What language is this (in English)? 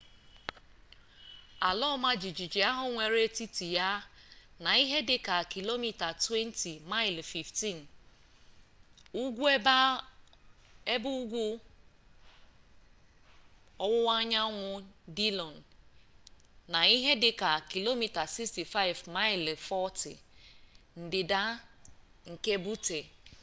Igbo